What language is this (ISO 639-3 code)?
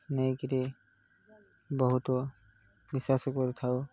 ori